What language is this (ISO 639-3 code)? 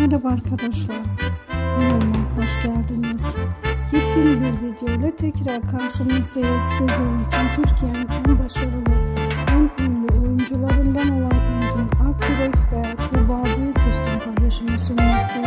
tur